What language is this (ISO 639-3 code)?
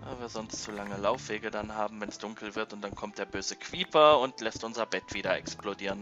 deu